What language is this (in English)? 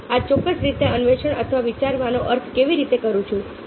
Gujarati